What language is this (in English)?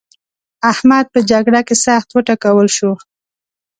Pashto